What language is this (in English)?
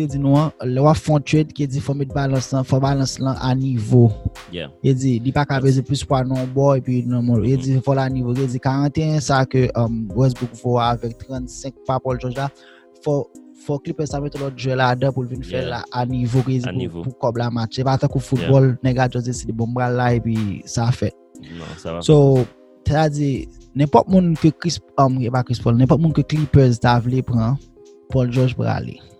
French